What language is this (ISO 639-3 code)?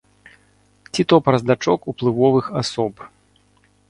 bel